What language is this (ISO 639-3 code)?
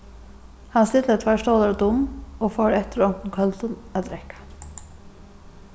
fao